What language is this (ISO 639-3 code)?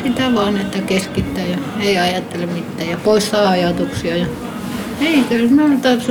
fin